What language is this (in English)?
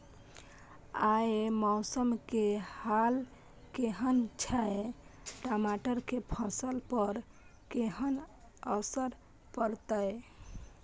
Maithili